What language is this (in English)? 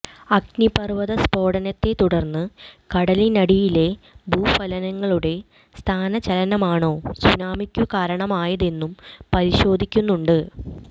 Malayalam